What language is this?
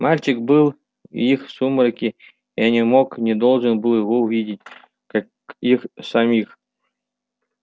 Russian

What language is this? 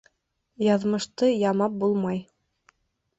Bashkir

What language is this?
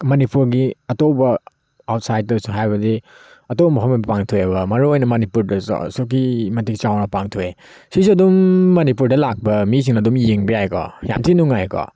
Manipuri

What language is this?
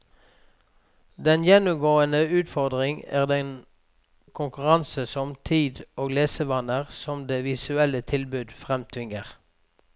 Norwegian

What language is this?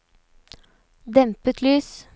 Norwegian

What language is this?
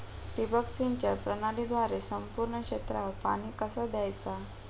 Marathi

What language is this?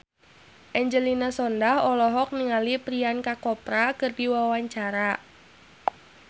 Sundanese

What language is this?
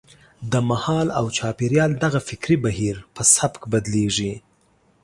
Pashto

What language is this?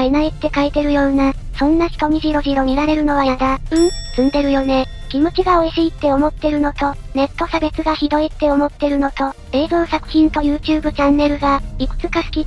Japanese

